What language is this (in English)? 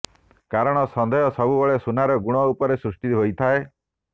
Odia